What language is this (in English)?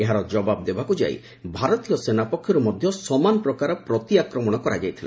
Odia